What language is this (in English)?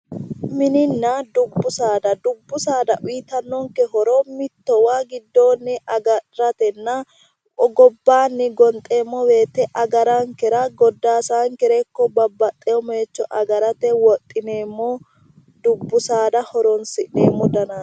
Sidamo